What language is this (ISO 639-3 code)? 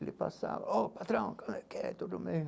por